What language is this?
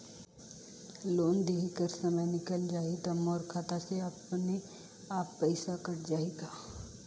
Chhattisgarhi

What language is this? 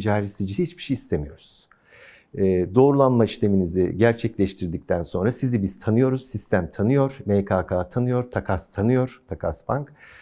Turkish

